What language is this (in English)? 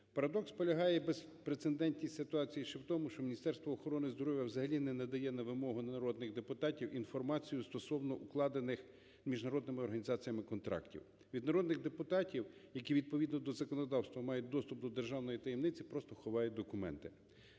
Ukrainian